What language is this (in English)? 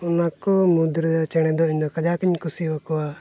Santali